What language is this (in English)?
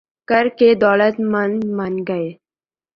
Urdu